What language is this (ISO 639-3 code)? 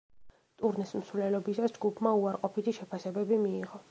kat